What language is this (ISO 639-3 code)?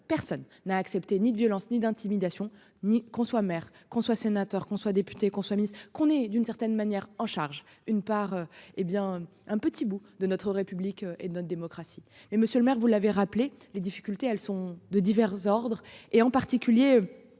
fra